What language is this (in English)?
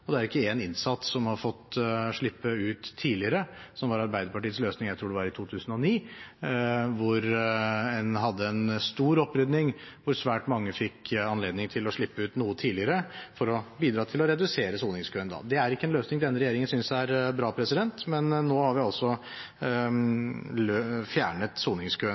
Norwegian Bokmål